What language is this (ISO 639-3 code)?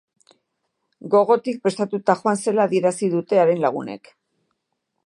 eus